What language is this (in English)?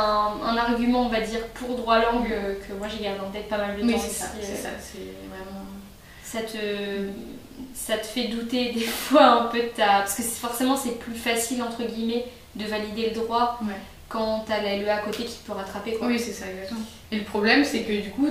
French